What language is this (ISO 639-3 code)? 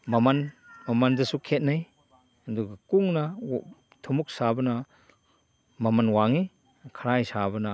mni